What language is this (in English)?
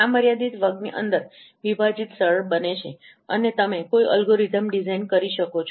Gujarati